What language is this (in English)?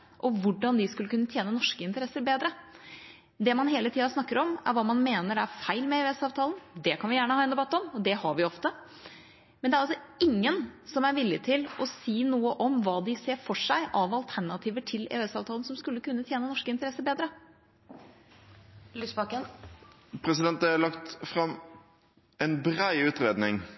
Norwegian Bokmål